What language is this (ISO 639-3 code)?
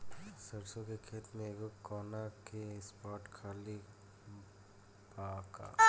bho